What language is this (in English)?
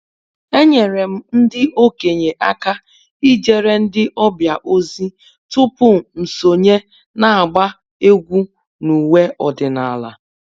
Igbo